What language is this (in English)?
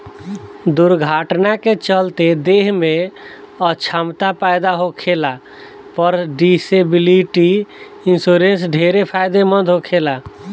Bhojpuri